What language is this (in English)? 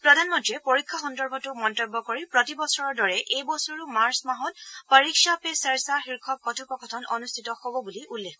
Assamese